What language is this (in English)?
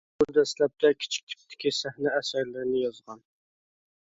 Uyghur